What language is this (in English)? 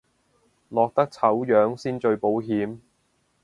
Cantonese